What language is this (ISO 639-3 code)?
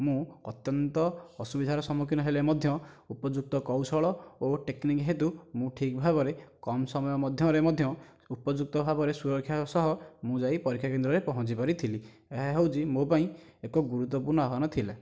ori